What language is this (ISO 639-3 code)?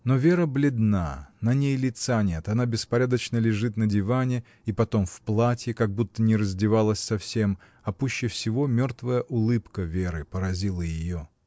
rus